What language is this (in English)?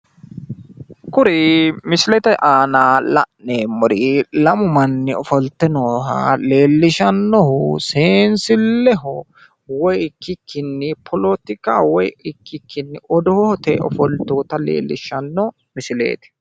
Sidamo